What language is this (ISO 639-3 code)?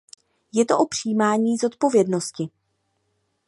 ces